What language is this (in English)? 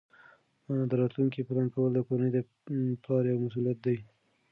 Pashto